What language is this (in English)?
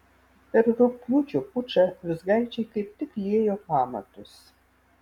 Lithuanian